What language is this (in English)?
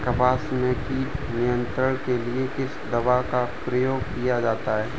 Hindi